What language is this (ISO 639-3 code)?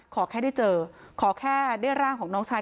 tha